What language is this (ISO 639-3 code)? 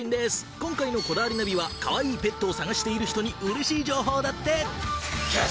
jpn